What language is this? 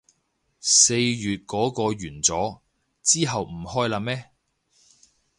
Cantonese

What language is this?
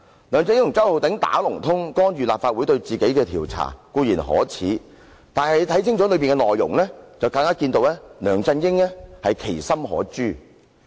Cantonese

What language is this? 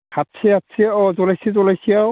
Bodo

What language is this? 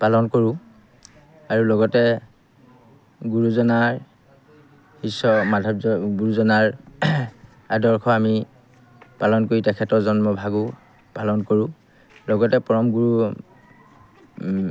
Assamese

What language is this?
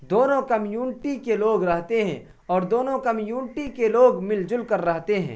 Urdu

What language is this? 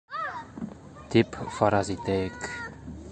Bashkir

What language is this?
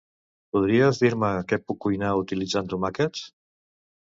Catalan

